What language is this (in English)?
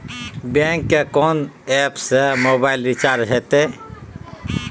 Maithili